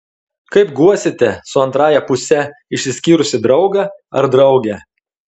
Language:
Lithuanian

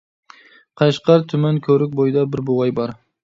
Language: Uyghur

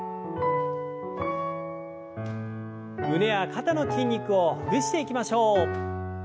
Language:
Japanese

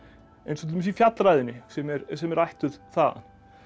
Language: Icelandic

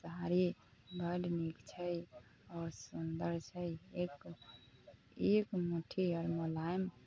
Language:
Maithili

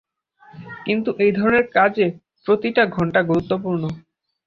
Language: Bangla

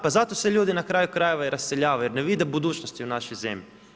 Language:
Croatian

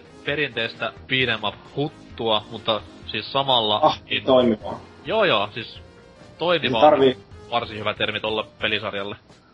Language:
Finnish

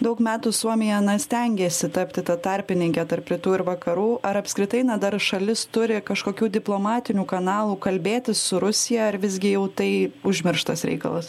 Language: Lithuanian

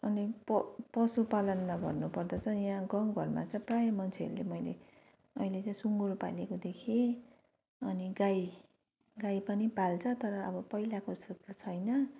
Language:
Nepali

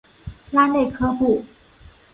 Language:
Chinese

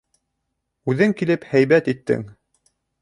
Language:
Bashkir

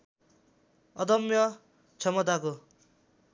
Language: Nepali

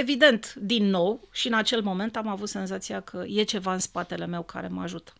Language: Romanian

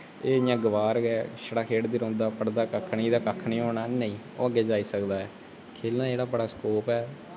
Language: Dogri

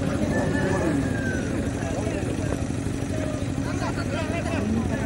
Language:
Indonesian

